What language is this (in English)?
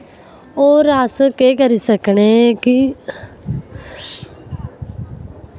Dogri